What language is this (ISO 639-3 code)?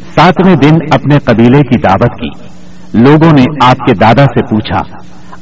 urd